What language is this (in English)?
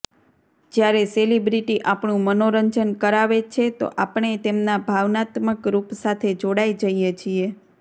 Gujarati